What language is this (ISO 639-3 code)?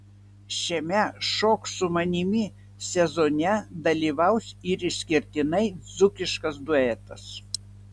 lit